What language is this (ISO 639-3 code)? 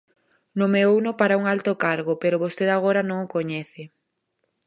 glg